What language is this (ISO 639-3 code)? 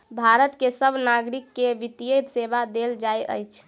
mai